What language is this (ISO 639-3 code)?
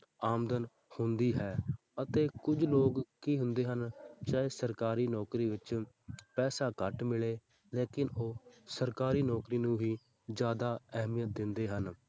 pan